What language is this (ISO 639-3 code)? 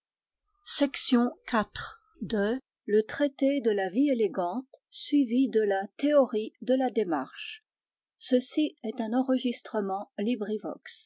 fra